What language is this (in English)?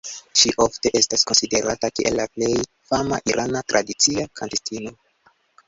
Esperanto